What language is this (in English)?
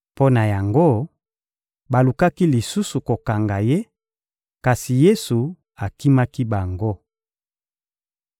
Lingala